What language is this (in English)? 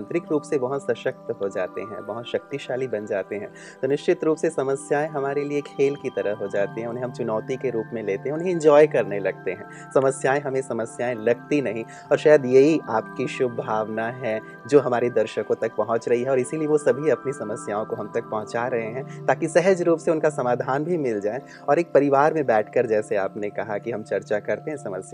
Hindi